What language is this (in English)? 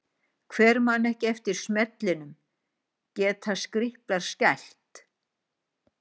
Icelandic